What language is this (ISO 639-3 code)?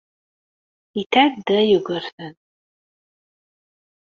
kab